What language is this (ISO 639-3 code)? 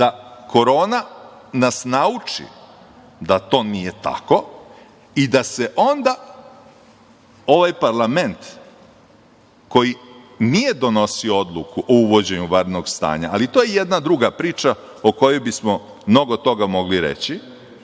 srp